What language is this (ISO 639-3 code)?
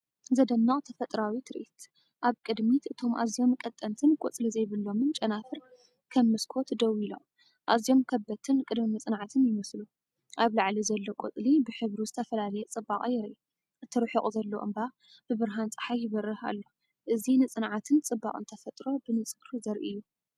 tir